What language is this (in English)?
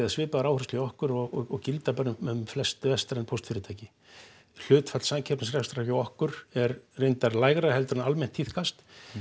Icelandic